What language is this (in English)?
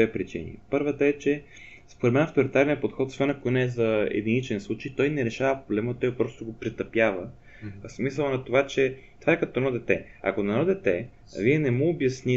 Bulgarian